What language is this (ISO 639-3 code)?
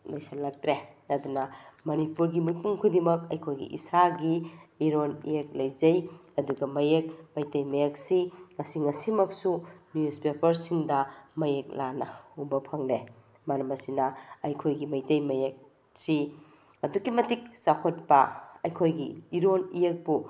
mni